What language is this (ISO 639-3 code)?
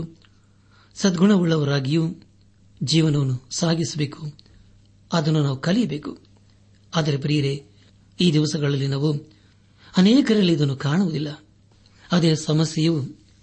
kan